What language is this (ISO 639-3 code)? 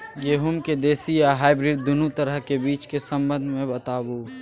mai